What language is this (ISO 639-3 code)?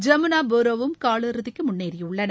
tam